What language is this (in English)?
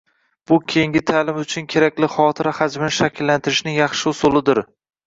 Uzbek